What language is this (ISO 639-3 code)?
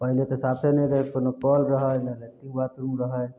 mai